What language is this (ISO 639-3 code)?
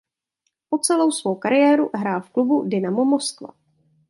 ces